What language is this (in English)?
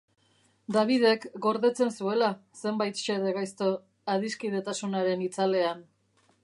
Basque